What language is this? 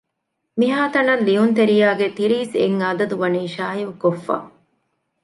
Divehi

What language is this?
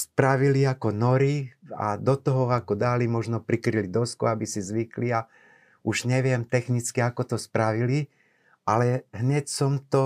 Slovak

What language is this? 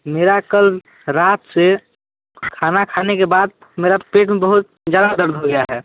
Hindi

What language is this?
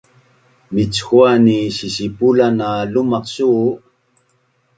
Bunun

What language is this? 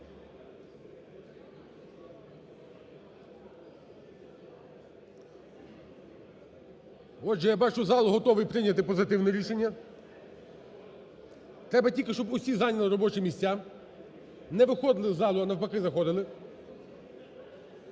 Ukrainian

